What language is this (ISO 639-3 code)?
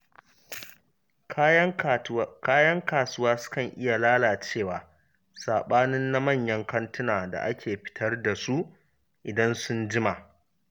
hau